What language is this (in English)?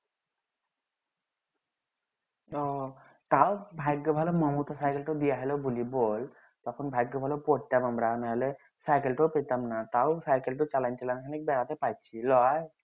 Bangla